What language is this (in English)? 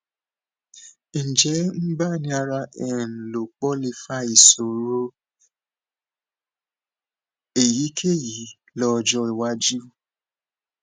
Yoruba